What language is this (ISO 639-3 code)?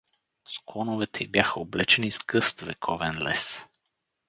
bul